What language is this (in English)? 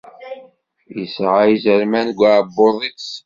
Kabyle